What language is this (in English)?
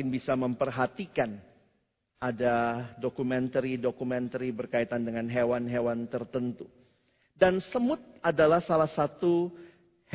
Indonesian